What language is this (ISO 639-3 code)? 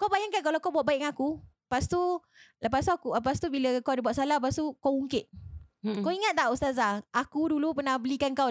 msa